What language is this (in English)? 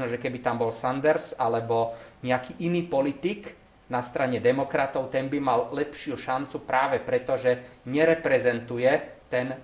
Slovak